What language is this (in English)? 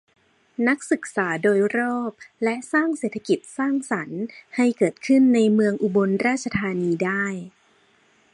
Thai